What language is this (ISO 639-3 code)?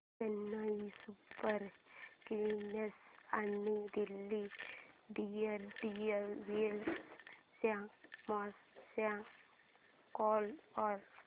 mar